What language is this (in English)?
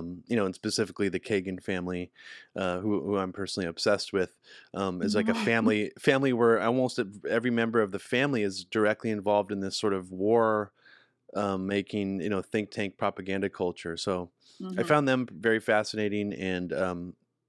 English